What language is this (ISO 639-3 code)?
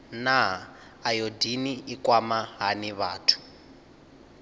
ven